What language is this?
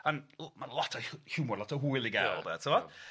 Welsh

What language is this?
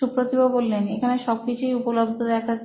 Bangla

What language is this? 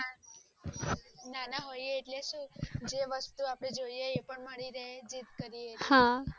Gujarati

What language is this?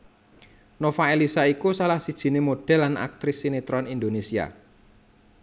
Javanese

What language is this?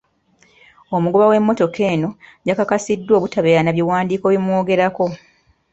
Ganda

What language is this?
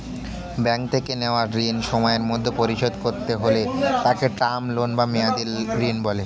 Bangla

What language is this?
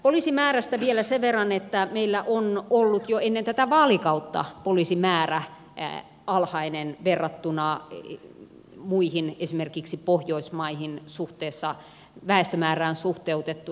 Finnish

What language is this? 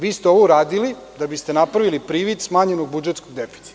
Serbian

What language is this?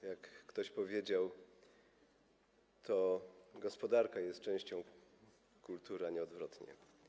Polish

